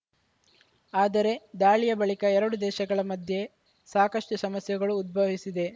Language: Kannada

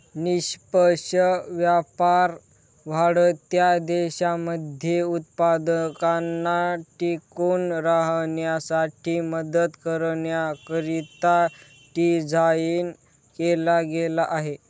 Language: Marathi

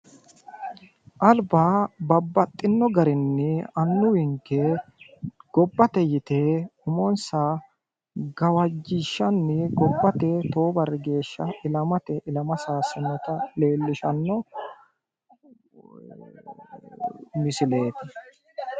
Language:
Sidamo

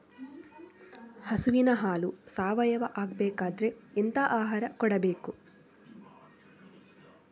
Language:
Kannada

